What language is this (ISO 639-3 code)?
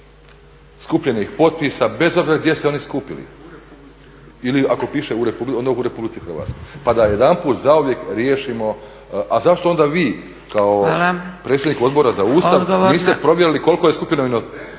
hrv